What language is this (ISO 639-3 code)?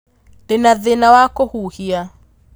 kik